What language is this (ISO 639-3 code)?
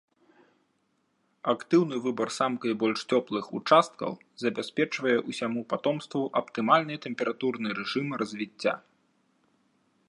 bel